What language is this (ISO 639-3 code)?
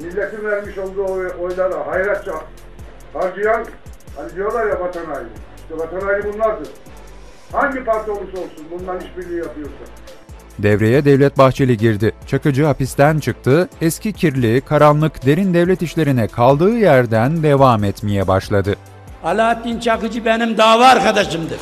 tur